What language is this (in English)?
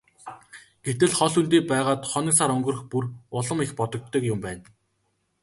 Mongolian